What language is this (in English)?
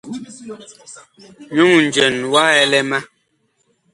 Bakoko